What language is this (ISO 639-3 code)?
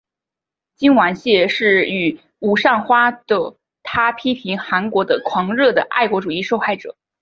zho